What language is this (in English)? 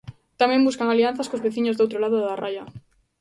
Galician